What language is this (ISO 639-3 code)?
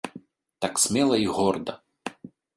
bel